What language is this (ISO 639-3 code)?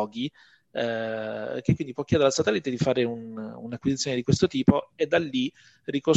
ita